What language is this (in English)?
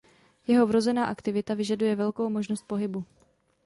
Czech